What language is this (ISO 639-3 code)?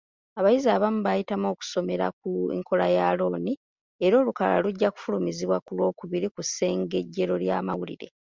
lug